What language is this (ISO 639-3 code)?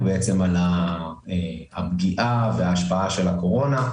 heb